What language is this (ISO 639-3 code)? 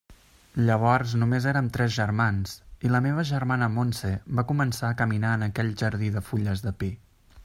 cat